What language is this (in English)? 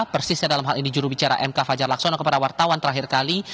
Indonesian